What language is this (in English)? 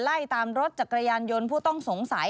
Thai